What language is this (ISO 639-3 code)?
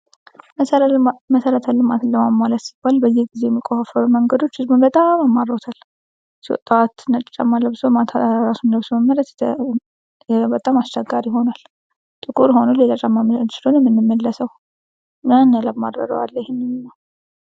amh